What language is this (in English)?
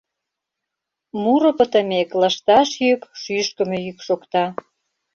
Mari